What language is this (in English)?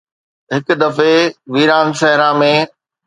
Sindhi